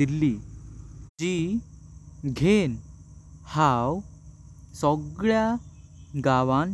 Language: Konkani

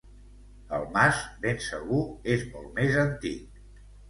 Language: Catalan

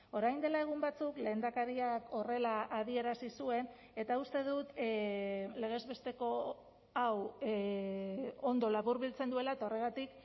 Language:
Basque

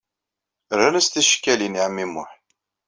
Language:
Kabyle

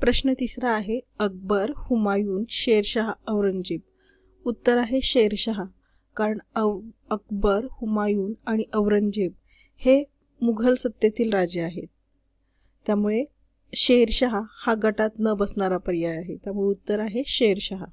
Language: Marathi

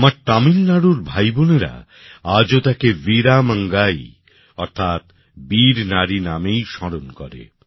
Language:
Bangla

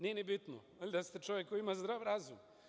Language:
Serbian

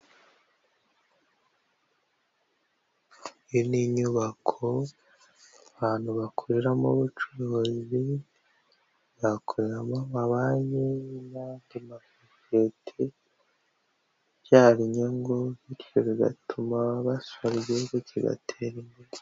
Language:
Kinyarwanda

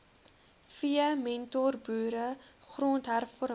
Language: Afrikaans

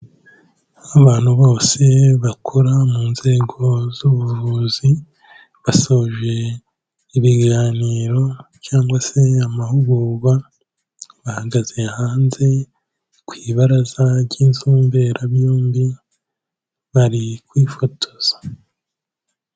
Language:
Kinyarwanda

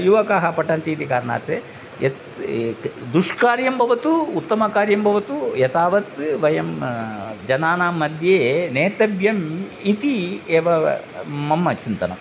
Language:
Sanskrit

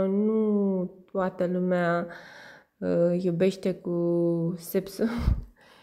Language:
Romanian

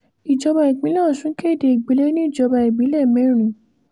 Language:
Yoruba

